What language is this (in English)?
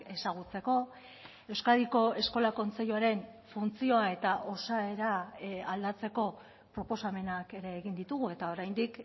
Basque